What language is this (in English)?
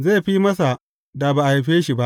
Hausa